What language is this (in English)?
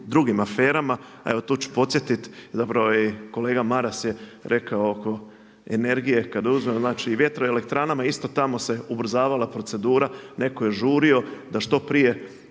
Croatian